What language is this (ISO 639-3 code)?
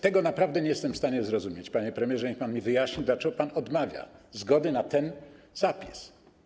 pol